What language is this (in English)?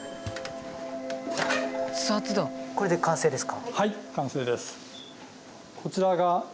Japanese